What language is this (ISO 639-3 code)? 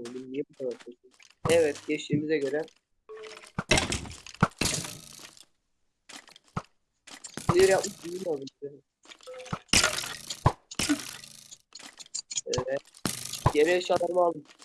tur